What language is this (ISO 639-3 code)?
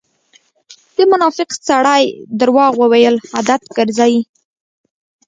pus